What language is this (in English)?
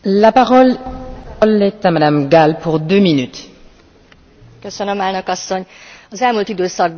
Hungarian